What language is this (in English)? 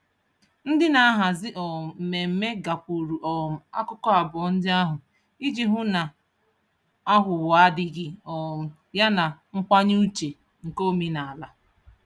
Igbo